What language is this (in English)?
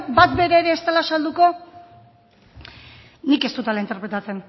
Basque